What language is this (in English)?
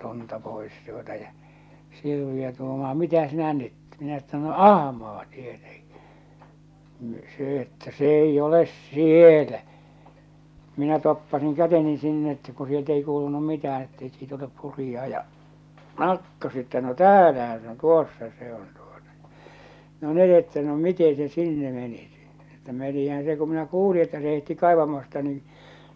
Finnish